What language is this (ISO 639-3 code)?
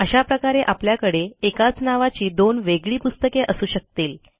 mar